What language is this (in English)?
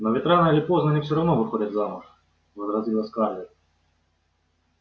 Russian